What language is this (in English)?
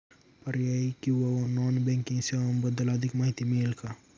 Marathi